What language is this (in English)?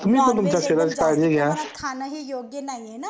Marathi